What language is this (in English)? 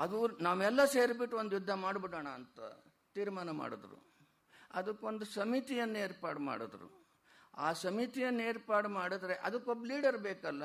Kannada